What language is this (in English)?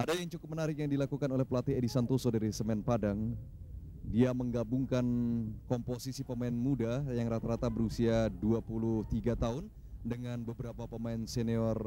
Indonesian